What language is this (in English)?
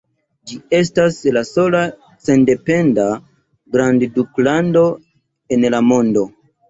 Esperanto